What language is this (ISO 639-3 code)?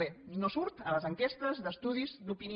cat